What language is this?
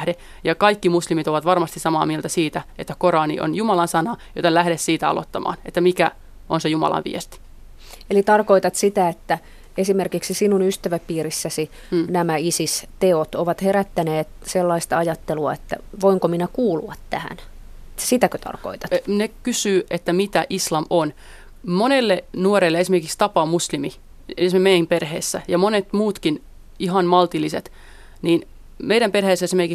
Finnish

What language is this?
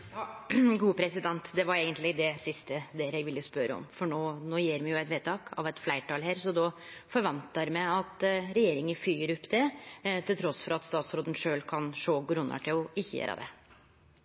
Norwegian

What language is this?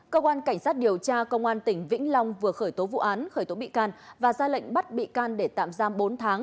Vietnamese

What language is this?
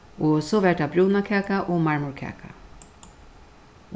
Faroese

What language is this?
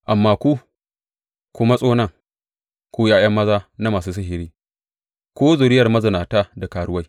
Hausa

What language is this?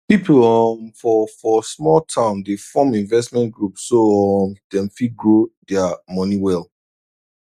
Nigerian Pidgin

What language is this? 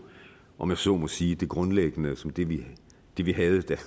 Danish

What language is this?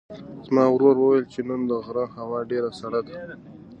Pashto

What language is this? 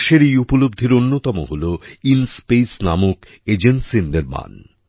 Bangla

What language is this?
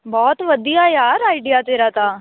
Punjabi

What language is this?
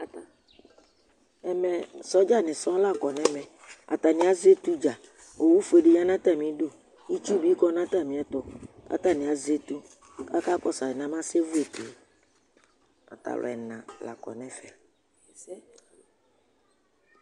Ikposo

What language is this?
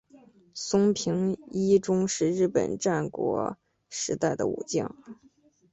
Chinese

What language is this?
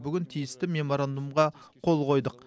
Kazakh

